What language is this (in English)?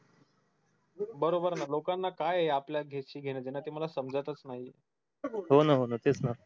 Marathi